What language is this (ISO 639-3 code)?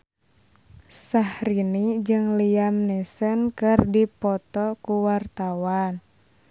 sun